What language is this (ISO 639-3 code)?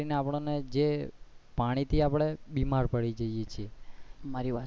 guj